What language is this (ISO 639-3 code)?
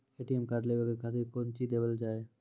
mai